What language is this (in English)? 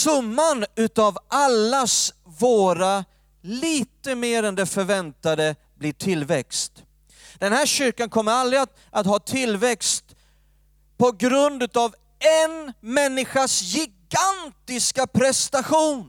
Swedish